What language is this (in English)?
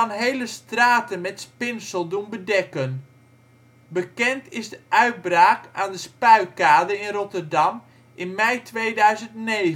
Dutch